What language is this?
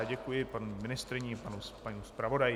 Czech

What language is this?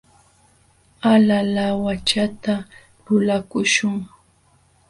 Jauja Wanca Quechua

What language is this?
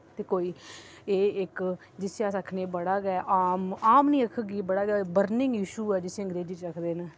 Dogri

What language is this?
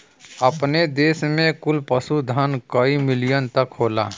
Bhojpuri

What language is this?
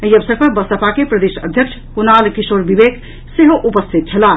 Maithili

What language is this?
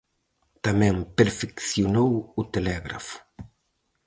Galician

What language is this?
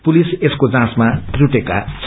Nepali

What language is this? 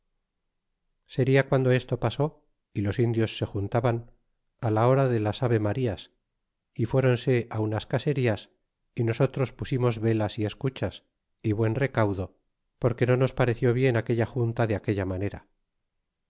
Spanish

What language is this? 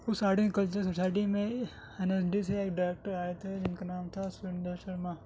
Urdu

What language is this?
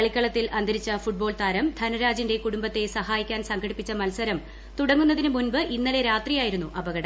Malayalam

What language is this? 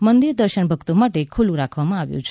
Gujarati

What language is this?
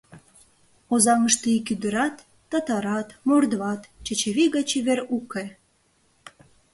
Mari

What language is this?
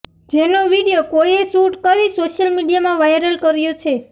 Gujarati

